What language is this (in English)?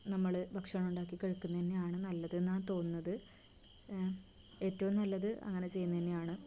Malayalam